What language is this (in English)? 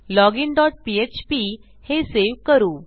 Marathi